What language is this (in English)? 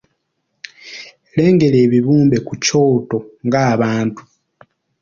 Ganda